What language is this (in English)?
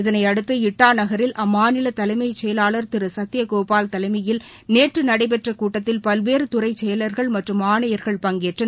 Tamil